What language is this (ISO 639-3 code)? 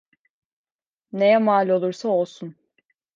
tur